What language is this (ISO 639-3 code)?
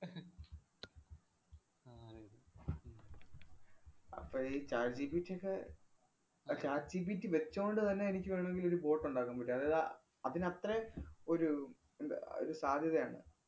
mal